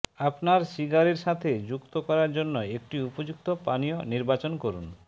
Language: Bangla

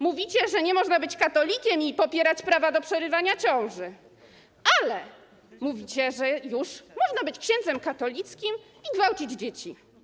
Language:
Polish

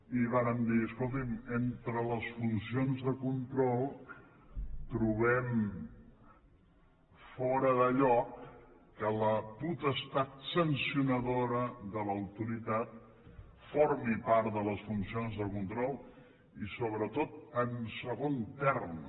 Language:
Catalan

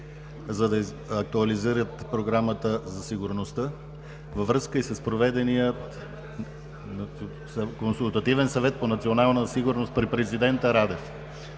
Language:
Bulgarian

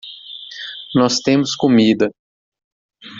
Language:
Portuguese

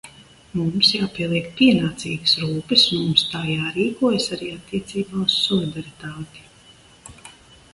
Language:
Latvian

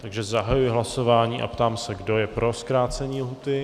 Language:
Czech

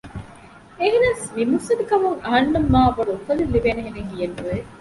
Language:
Divehi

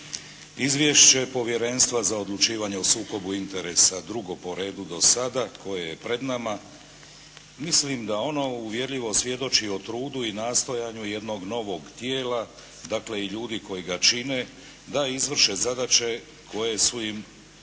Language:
Croatian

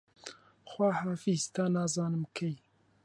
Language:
Central Kurdish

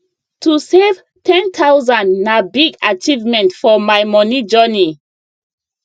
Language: Nigerian Pidgin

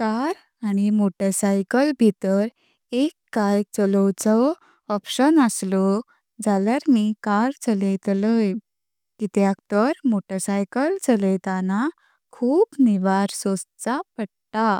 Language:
Konkani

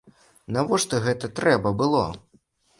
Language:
Belarusian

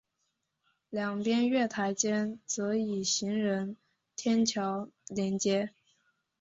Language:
Chinese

